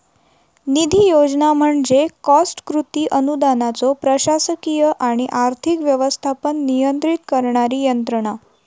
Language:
Marathi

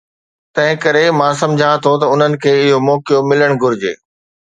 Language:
Sindhi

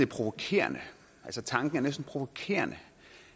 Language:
Danish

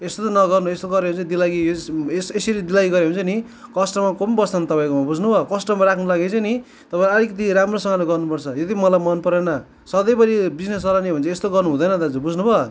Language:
Nepali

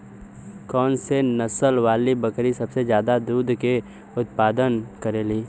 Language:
Bhojpuri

